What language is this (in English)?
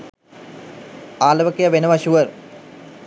Sinhala